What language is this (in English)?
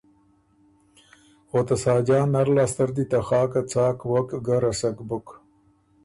Ormuri